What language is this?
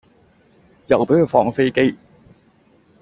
Cantonese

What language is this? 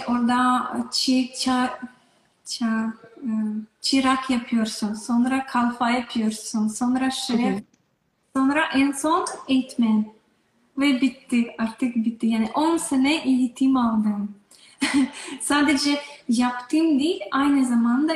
Turkish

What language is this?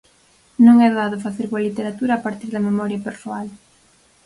Galician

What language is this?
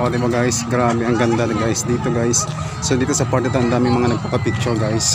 Filipino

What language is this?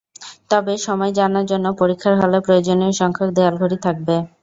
Bangla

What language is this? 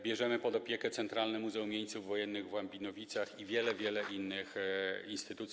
Polish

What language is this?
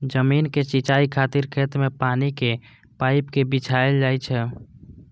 Maithili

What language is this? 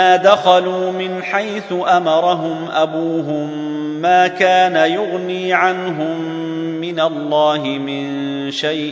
Arabic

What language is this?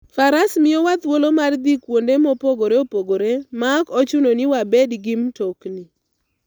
Luo (Kenya and Tanzania)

